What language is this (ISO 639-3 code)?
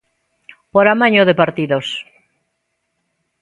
glg